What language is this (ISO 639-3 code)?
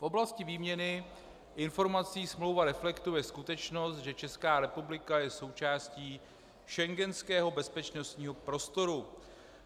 ces